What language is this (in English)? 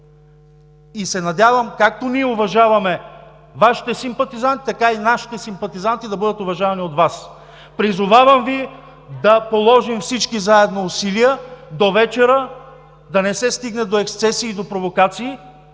Bulgarian